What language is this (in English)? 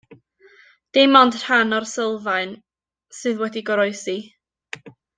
Welsh